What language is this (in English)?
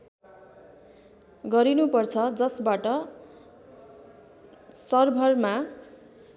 Nepali